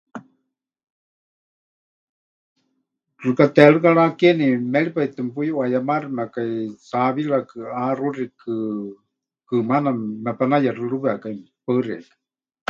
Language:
Huichol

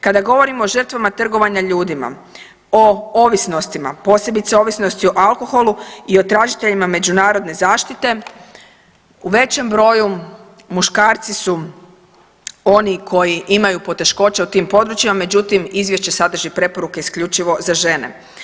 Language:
Croatian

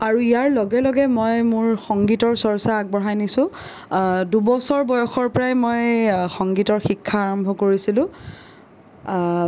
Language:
Assamese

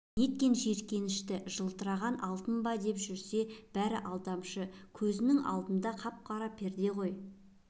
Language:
Kazakh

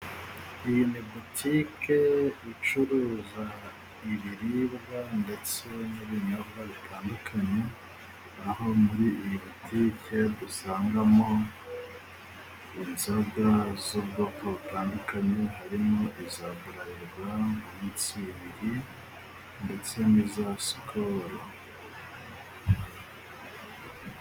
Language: Kinyarwanda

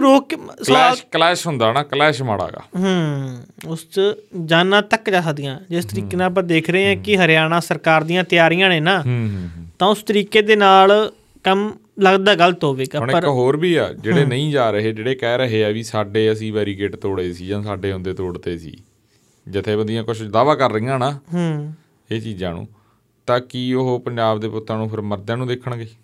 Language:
Punjabi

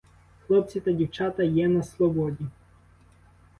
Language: Ukrainian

